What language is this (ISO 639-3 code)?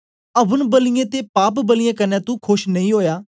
doi